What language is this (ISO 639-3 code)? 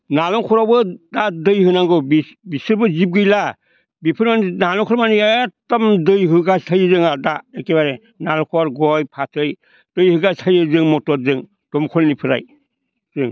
brx